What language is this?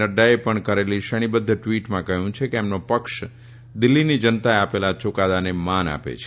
Gujarati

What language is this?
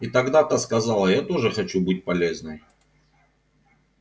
Russian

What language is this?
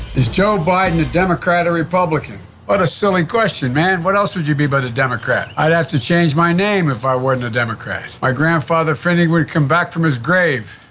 English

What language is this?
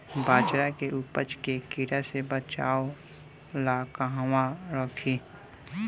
Bhojpuri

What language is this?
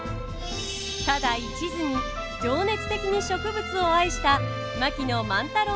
Japanese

